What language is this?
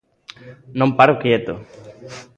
Galician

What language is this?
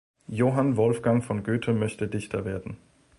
German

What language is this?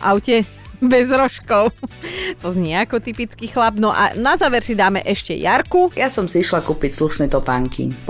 Slovak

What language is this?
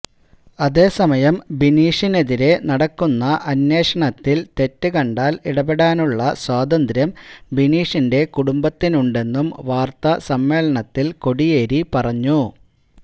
Malayalam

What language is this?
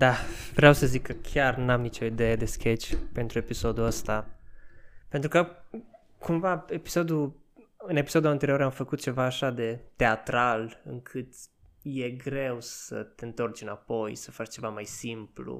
Romanian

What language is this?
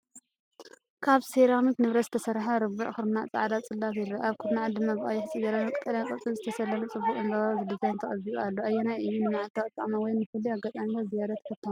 Tigrinya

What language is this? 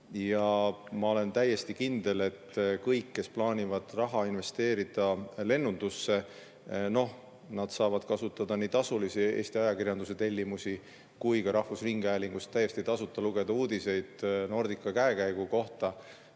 Estonian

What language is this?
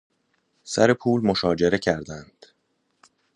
Persian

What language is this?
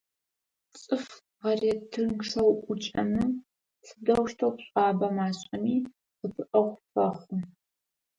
Adyghe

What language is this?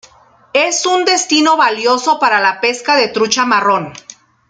Spanish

